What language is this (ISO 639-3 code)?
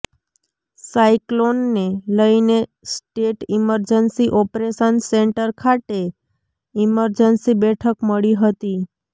guj